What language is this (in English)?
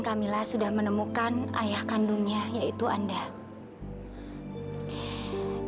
Indonesian